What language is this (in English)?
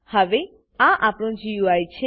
Gujarati